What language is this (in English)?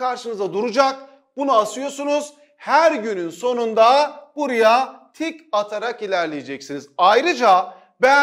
Turkish